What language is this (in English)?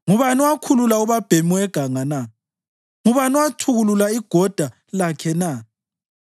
North Ndebele